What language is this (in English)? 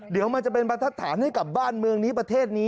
Thai